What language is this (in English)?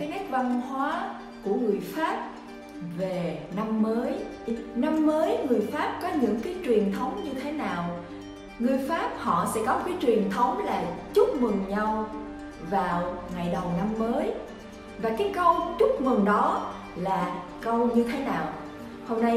Vietnamese